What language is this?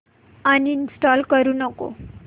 Marathi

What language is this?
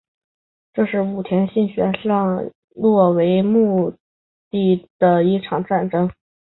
Chinese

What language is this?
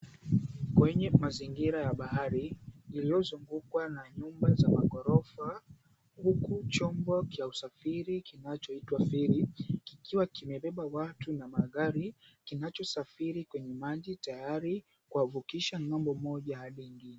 Swahili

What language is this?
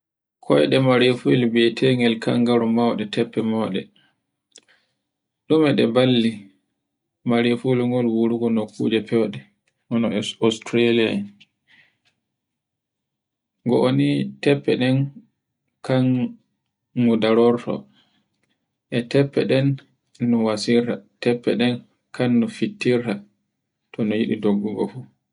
Borgu Fulfulde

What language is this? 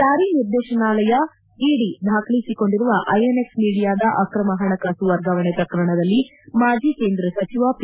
Kannada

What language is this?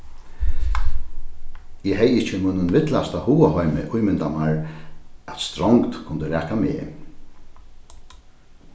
Faroese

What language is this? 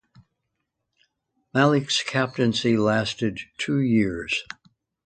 English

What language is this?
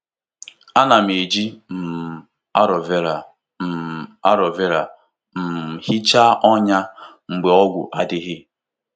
Igbo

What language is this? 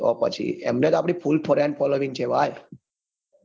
Gujarati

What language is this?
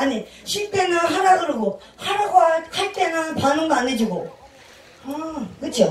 Korean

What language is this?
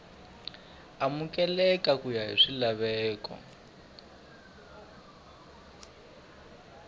Tsonga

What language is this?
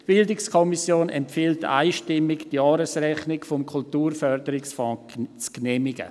Swiss German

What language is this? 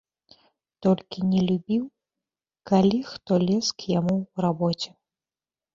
Belarusian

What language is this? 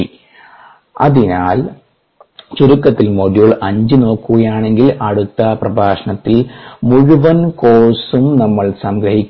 Malayalam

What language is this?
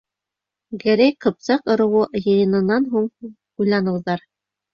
Bashkir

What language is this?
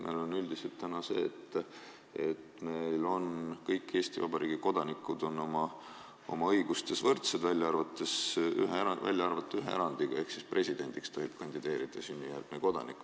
Estonian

